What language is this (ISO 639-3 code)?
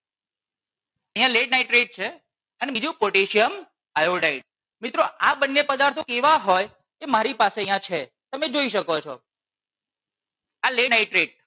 guj